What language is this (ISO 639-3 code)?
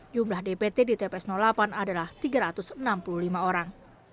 ind